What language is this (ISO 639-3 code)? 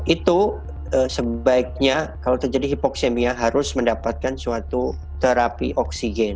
ind